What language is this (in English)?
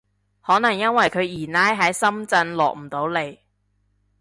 Cantonese